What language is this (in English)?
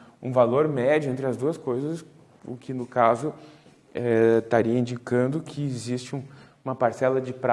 Portuguese